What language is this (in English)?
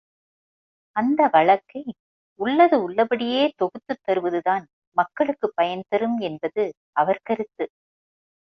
Tamil